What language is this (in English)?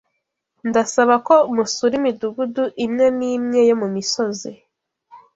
Kinyarwanda